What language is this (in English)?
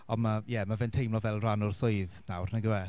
Welsh